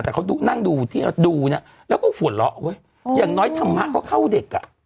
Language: Thai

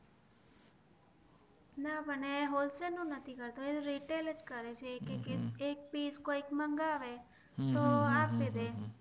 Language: Gujarati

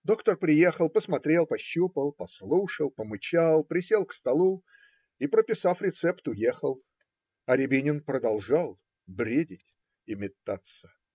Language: Russian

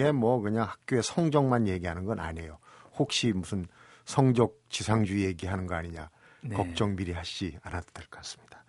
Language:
Korean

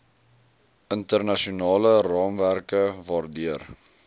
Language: Afrikaans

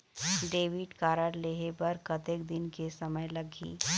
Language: Chhattisgarhi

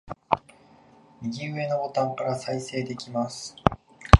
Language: Japanese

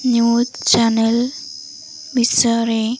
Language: Odia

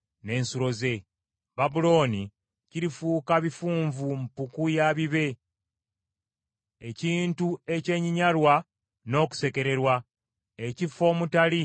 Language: Ganda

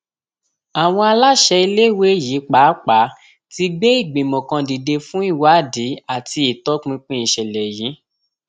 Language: Yoruba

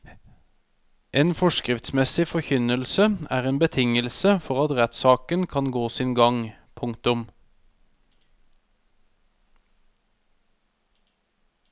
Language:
Norwegian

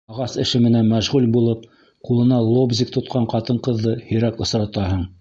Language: Bashkir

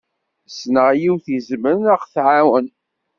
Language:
Kabyle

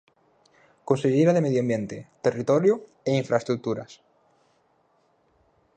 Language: Galician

